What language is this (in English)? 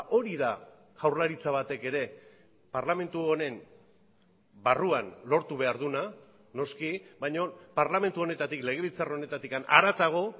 Basque